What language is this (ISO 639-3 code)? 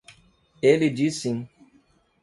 por